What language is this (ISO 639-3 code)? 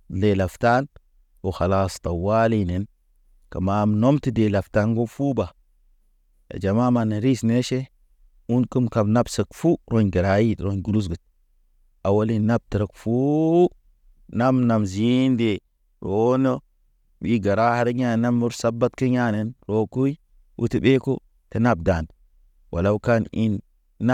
mne